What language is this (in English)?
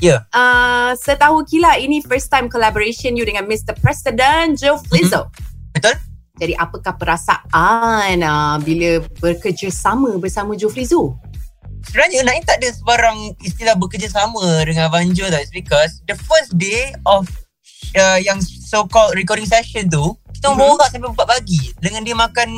Malay